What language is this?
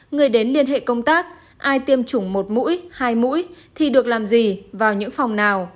Vietnamese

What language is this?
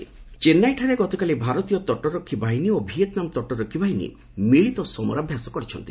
Odia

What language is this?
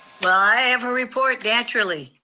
English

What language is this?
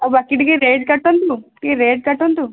Odia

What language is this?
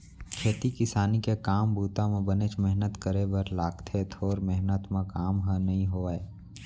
Chhattisgarhi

